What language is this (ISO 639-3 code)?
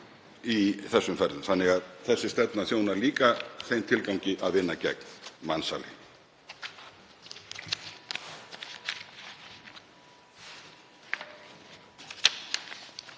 isl